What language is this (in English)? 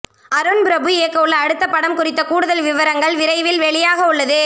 Tamil